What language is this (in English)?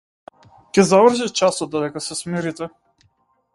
Macedonian